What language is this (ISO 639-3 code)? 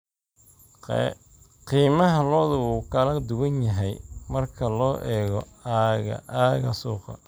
som